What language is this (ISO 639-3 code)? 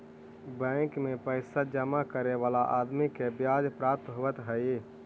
mag